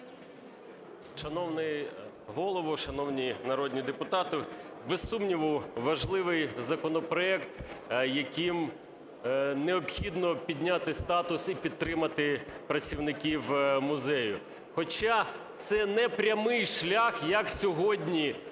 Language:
Ukrainian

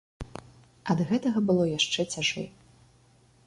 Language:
Belarusian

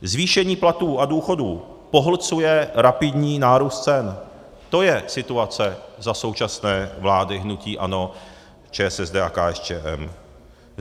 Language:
Czech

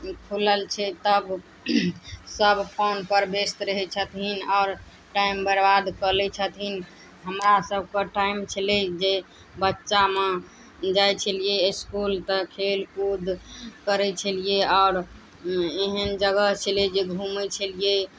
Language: Maithili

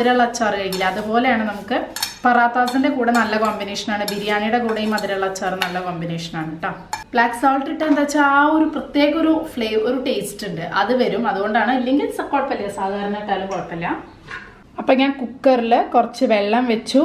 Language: Malayalam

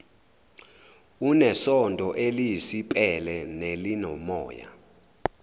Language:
Zulu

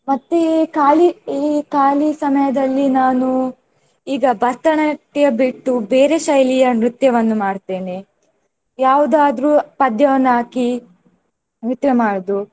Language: Kannada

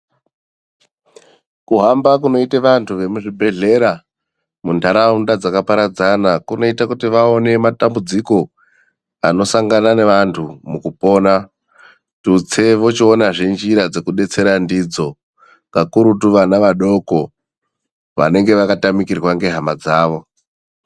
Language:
Ndau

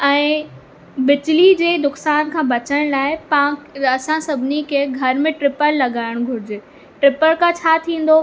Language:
Sindhi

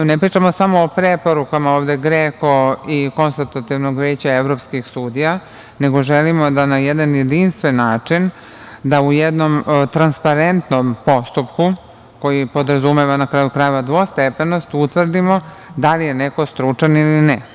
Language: Serbian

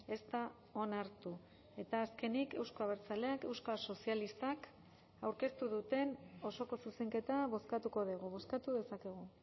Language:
Basque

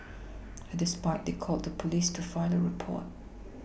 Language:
English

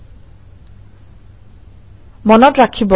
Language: Assamese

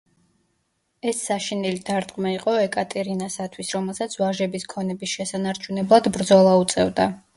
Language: Georgian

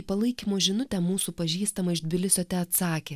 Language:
Lithuanian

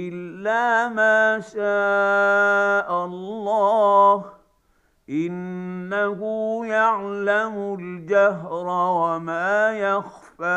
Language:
Arabic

